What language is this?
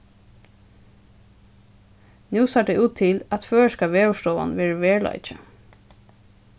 Faroese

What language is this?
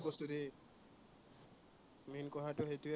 Assamese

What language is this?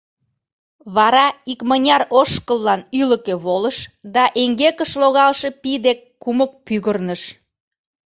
Mari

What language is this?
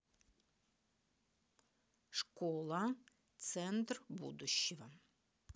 Russian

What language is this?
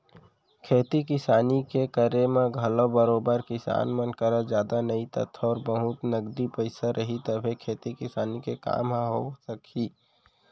Chhattisgarhi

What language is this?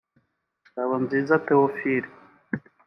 Kinyarwanda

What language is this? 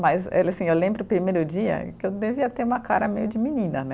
Portuguese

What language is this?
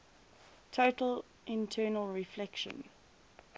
English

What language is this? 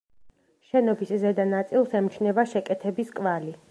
Georgian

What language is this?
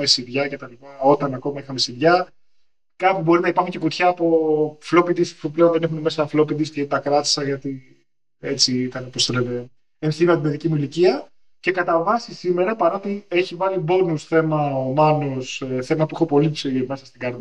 Greek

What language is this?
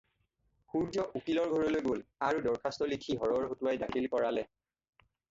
Assamese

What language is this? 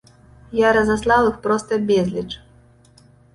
Belarusian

